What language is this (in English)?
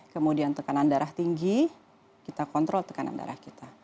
Indonesian